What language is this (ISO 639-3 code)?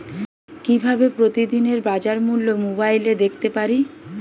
ben